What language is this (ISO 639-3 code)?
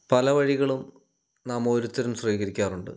mal